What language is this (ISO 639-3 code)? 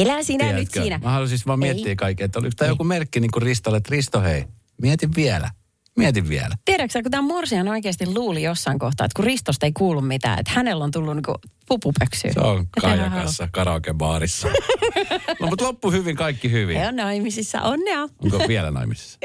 fin